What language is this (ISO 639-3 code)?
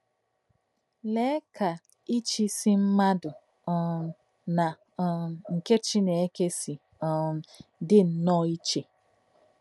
ibo